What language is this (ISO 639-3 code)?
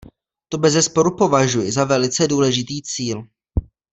ces